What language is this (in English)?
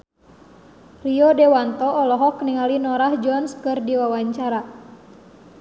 Sundanese